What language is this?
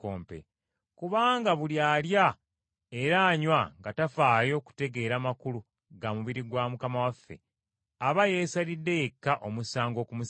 Ganda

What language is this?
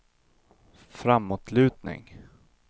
Swedish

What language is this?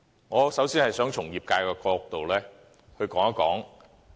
Cantonese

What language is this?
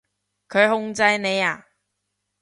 Cantonese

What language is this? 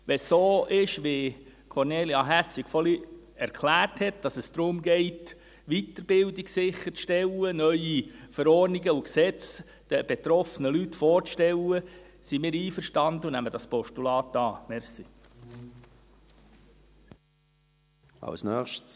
Swiss German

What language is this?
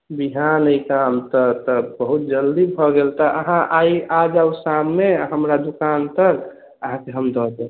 Maithili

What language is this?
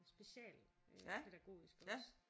Danish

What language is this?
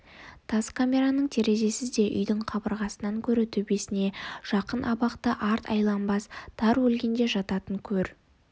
Kazakh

